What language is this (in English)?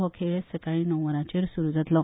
Konkani